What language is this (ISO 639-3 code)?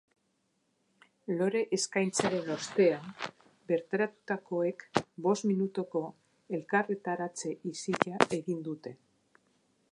eus